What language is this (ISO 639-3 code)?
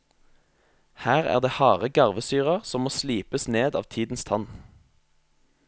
nor